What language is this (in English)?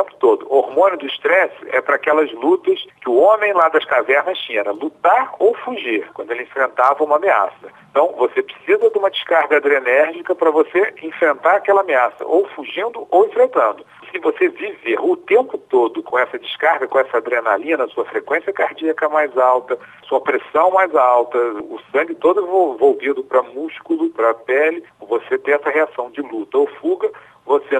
Portuguese